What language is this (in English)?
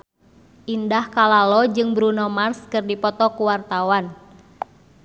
Sundanese